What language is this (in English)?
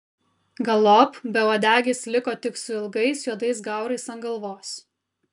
Lithuanian